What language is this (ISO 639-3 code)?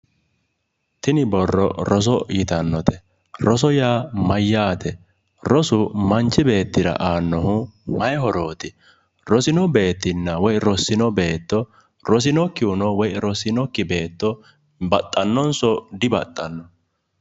sid